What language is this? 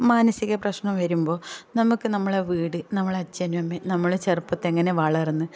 Malayalam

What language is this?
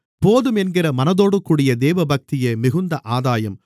Tamil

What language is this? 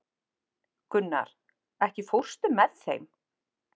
Icelandic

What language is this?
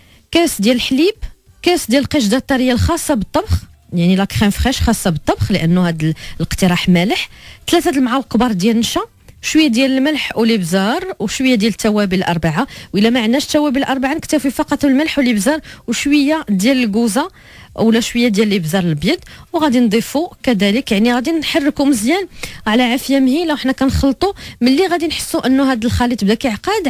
Arabic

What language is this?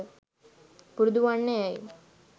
Sinhala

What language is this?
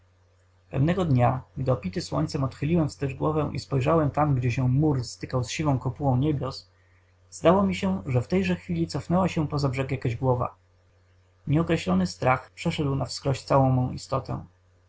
Polish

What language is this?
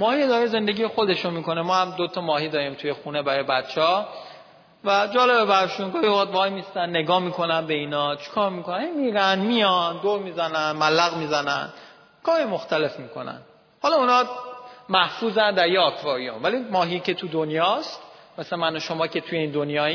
Persian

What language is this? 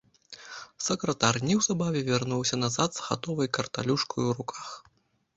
Belarusian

